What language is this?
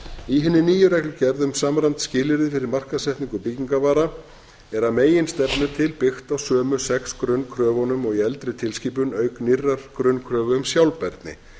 Icelandic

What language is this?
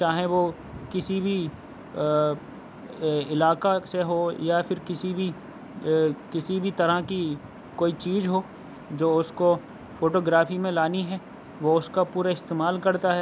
Urdu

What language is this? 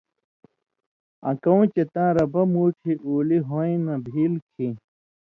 Indus Kohistani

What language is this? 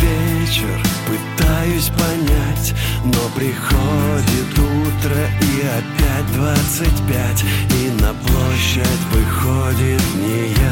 Russian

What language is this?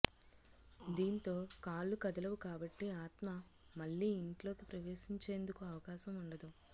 Telugu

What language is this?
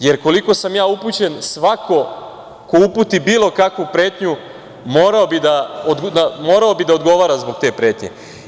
Serbian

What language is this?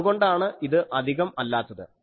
Malayalam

